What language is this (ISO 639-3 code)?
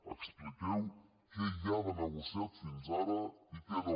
cat